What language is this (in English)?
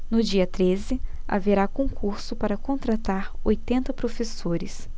Portuguese